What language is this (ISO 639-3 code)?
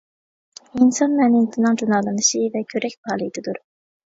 uig